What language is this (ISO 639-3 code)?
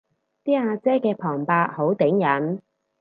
yue